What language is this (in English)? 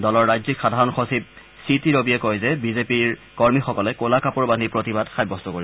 Assamese